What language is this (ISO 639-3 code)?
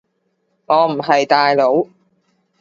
yue